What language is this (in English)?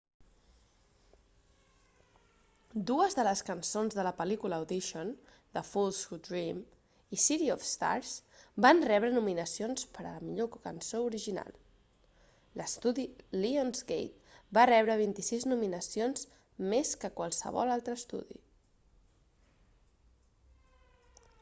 Catalan